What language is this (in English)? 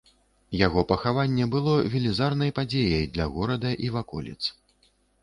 Belarusian